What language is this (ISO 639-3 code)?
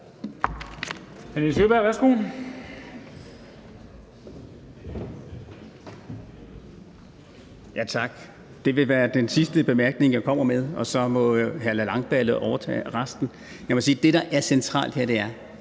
dan